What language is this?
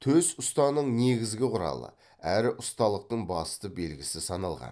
Kazakh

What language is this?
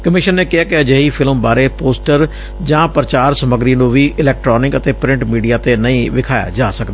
Punjabi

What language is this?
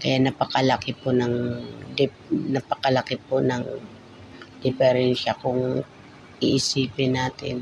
Filipino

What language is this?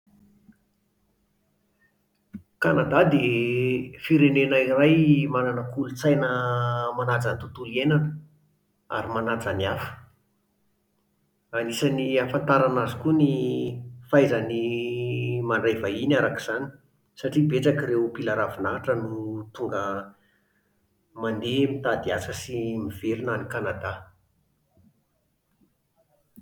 Malagasy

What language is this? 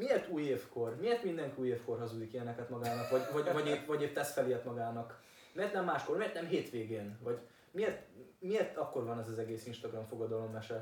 Hungarian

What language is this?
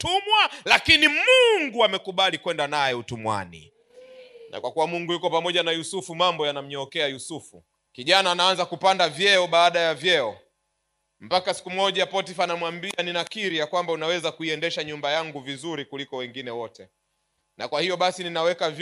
Swahili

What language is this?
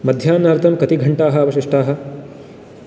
Sanskrit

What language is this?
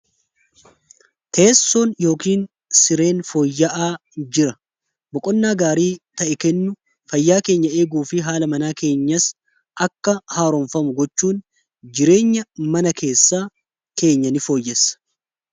Oromo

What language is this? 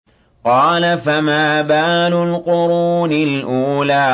Arabic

